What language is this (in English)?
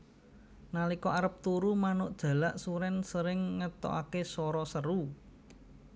Javanese